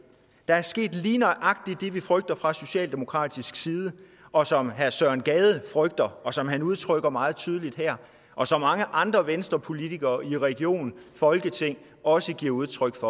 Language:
Danish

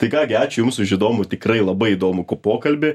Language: Lithuanian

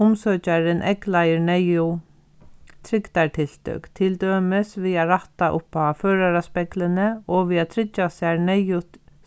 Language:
Faroese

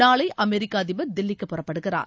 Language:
Tamil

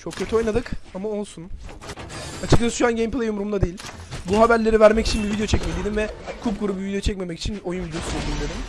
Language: Turkish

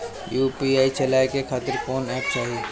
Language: Bhojpuri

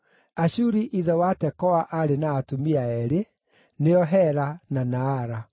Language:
Kikuyu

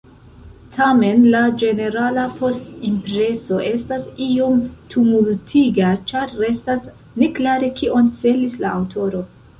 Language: Esperanto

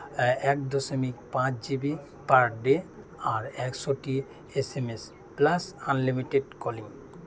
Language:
Santali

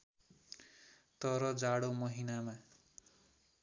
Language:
Nepali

